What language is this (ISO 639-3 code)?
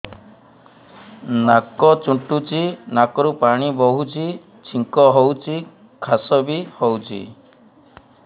ori